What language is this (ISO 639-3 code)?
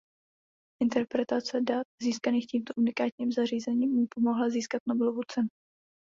ces